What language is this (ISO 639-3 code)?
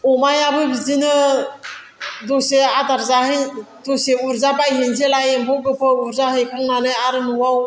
brx